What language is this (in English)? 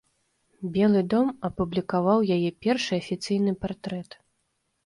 Belarusian